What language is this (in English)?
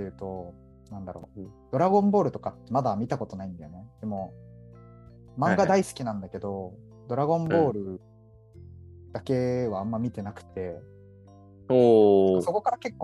Japanese